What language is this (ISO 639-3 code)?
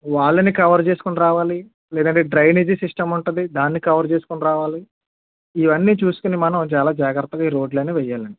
tel